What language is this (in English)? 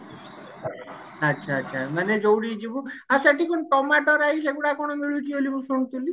Odia